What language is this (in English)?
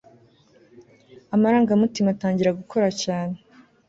Kinyarwanda